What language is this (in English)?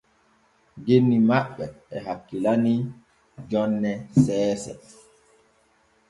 Borgu Fulfulde